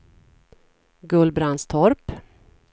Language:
Swedish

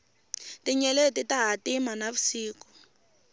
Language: Tsonga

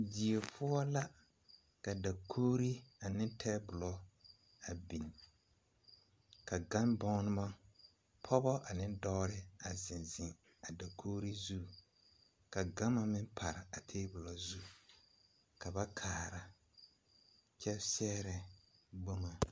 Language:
Southern Dagaare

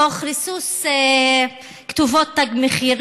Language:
Hebrew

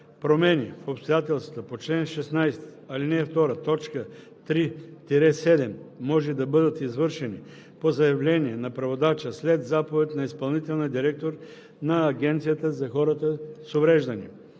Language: Bulgarian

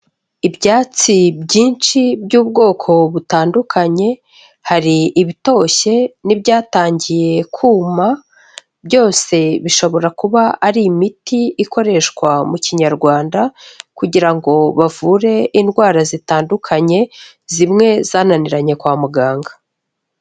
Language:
Kinyarwanda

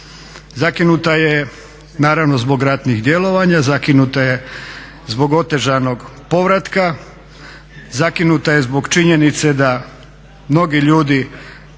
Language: Croatian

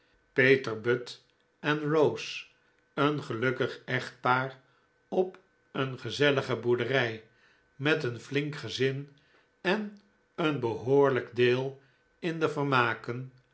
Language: Dutch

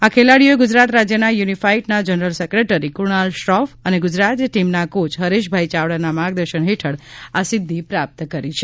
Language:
Gujarati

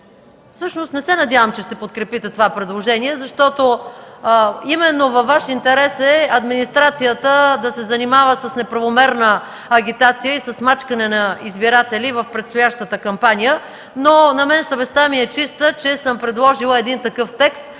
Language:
Bulgarian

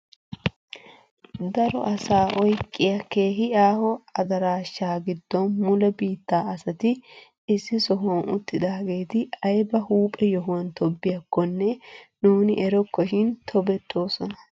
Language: Wolaytta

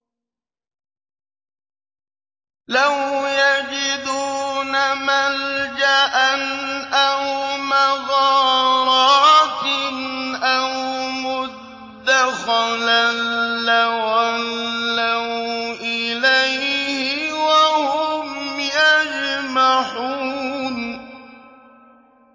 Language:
Arabic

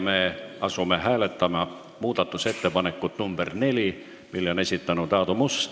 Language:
Estonian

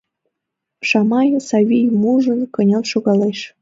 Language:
Mari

